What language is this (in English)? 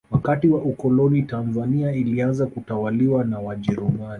Swahili